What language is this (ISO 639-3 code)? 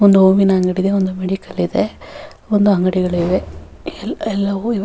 kan